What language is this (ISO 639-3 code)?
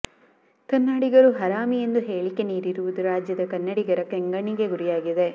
kan